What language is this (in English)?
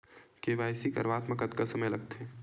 Chhattisgarhi